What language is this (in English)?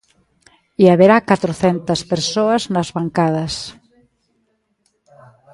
Galician